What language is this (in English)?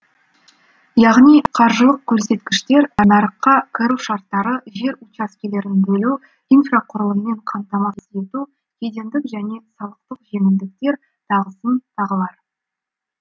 Kazakh